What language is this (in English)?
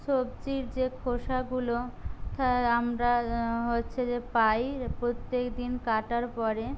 Bangla